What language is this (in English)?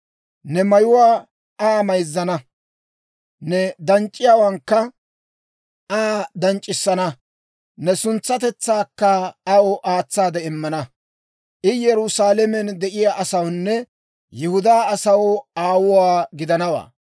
Dawro